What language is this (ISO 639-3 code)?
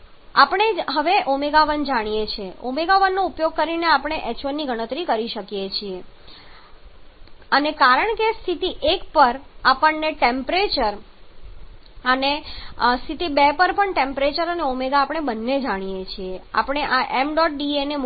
guj